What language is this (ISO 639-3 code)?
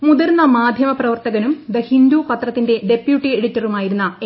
mal